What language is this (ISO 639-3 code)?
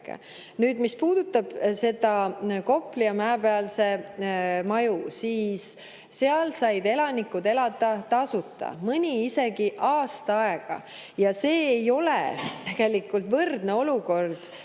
est